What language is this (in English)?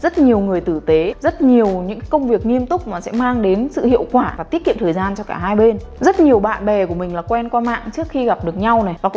Vietnamese